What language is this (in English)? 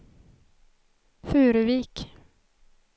Swedish